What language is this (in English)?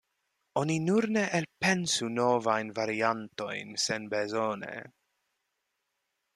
Esperanto